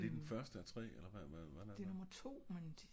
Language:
Danish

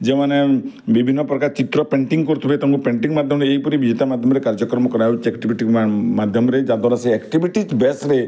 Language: Odia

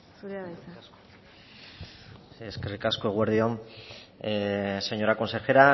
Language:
Basque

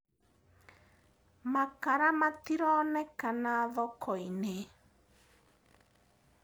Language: Kikuyu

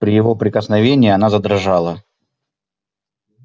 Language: Russian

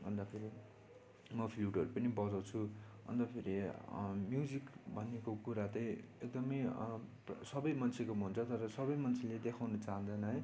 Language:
Nepali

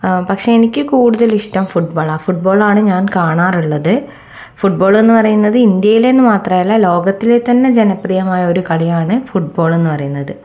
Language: Malayalam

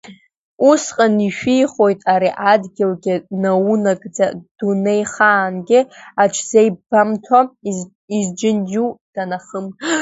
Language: Abkhazian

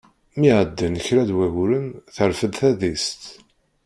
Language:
Kabyle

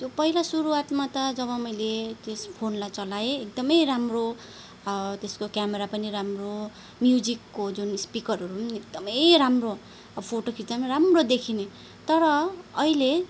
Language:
Nepali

